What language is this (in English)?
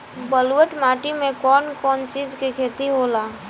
Bhojpuri